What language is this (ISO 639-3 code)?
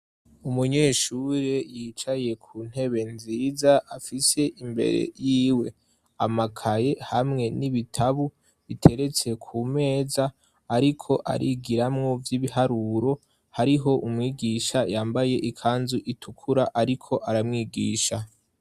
run